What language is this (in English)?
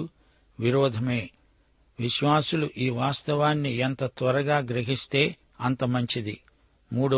Telugu